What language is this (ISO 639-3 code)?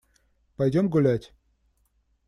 rus